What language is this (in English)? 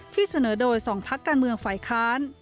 Thai